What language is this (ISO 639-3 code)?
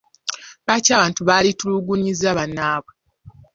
lug